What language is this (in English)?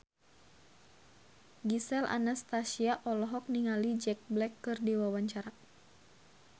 Sundanese